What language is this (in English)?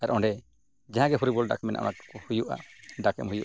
Santali